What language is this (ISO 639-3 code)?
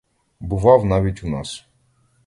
ukr